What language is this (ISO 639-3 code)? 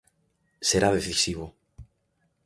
glg